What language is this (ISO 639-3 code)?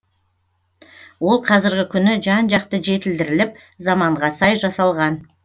kaz